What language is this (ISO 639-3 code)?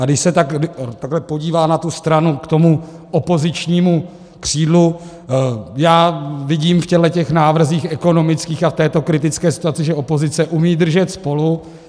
ces